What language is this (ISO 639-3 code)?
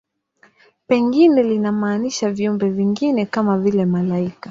swa